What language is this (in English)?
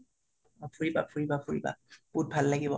Assamese